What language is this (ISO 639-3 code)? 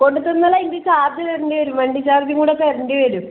mal